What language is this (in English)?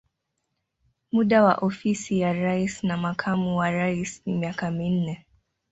Swahili